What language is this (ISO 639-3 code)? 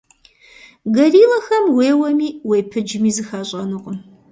kbd